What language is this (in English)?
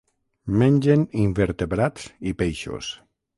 Catalan